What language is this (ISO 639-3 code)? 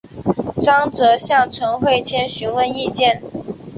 zho